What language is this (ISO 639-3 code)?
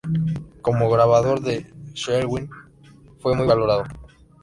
spa